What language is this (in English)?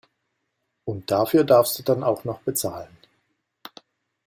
German